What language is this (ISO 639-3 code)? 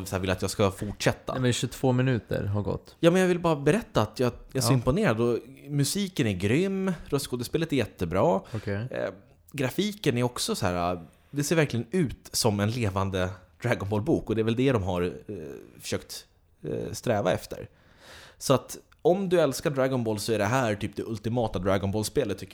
swe